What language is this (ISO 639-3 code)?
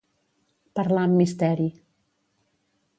cat